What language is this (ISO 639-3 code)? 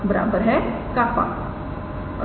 hin